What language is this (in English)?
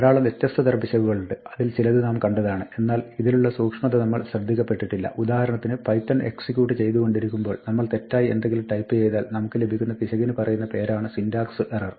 Malayalam